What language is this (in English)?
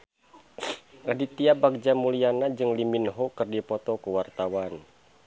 Sundanese